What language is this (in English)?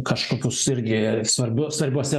Lithuanian